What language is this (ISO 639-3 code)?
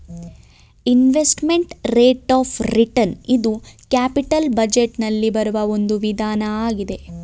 kan